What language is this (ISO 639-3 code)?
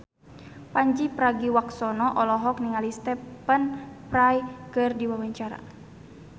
sun